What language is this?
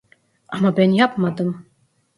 Turkish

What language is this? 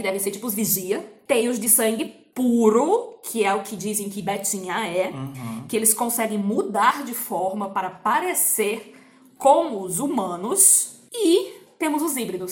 Portuguese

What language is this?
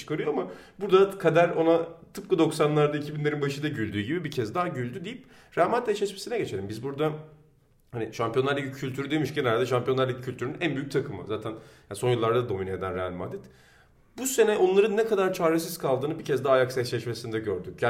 Turkish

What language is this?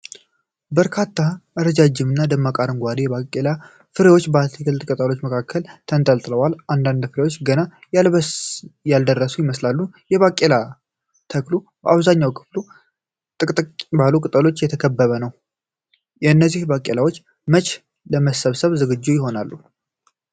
Amharic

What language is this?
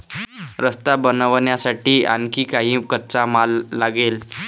Marathi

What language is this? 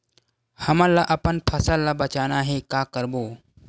Chhattisgarhi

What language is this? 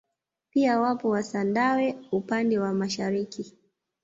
Swahili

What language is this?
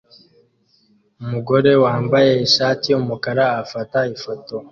Kinyarwanda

